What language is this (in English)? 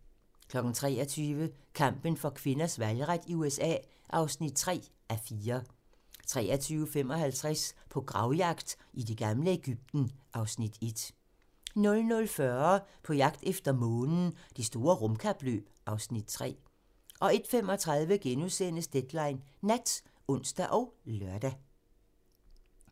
Danish